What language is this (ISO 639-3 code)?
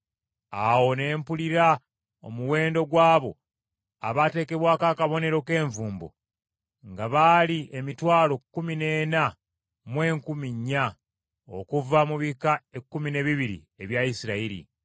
lug